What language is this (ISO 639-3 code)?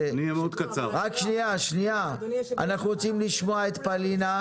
heb